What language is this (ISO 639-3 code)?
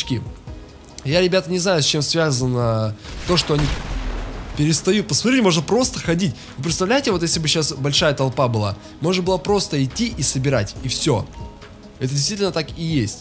rus